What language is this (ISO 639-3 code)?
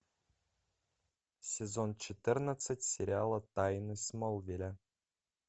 rus